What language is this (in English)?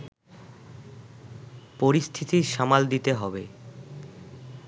Bangla